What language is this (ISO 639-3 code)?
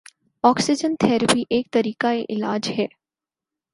urd